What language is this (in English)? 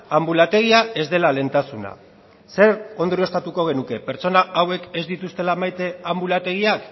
Basque